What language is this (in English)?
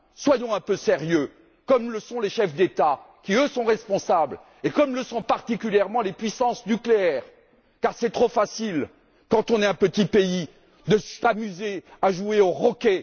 French